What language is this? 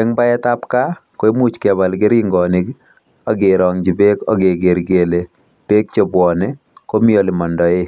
Kalenjin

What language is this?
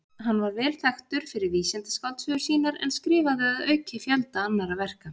Icelandic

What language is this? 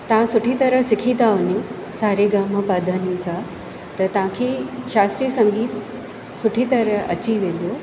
Sindhi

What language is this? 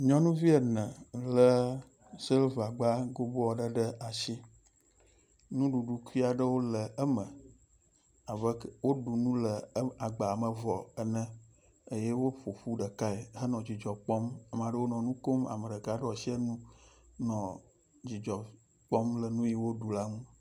Ewe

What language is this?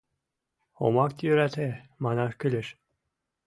Mari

